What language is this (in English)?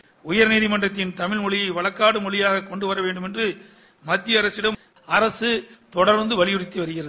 Tamil